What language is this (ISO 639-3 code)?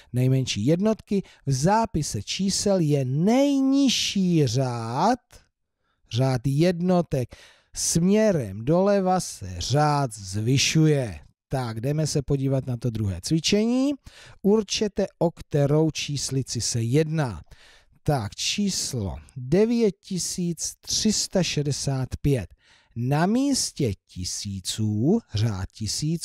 ces